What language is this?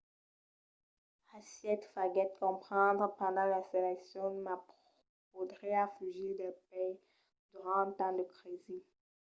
Occitan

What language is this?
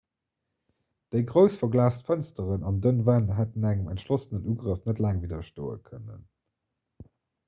Luxembourgish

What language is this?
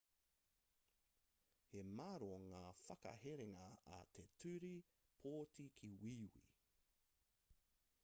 Māori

